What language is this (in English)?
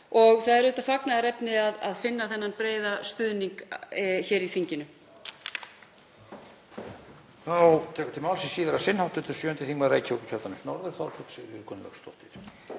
Icelandic